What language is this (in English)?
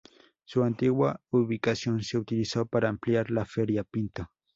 Spanish